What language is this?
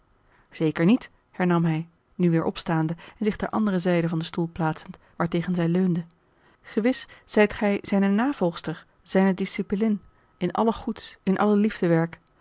Dutch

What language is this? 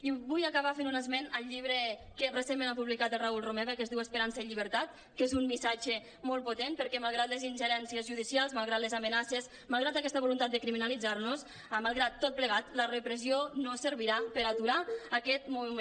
Catalan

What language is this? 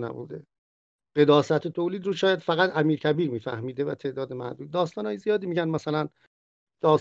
Persian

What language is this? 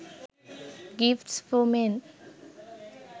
Sinhala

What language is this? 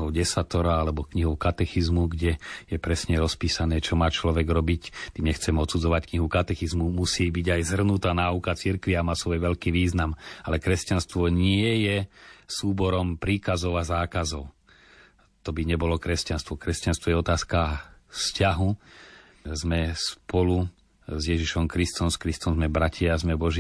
Slovak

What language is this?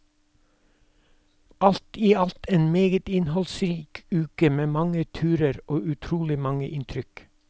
Norwegian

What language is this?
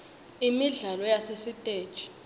Swati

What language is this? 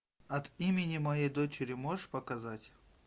Russian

